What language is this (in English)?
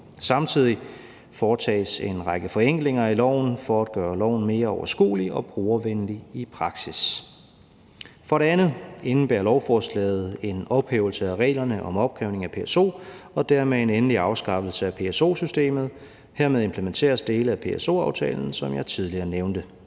Danish